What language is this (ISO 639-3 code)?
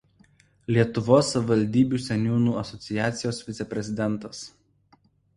lit